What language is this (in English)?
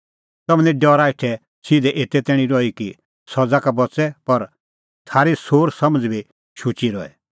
Kullu Pahari